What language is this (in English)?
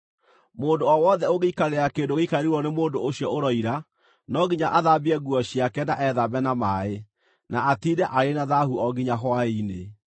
Kikuyu